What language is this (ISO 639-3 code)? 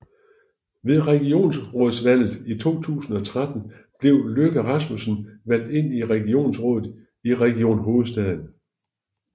dan